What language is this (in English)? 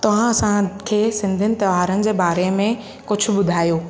Sindhi